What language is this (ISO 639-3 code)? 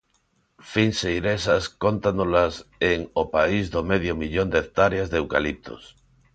glg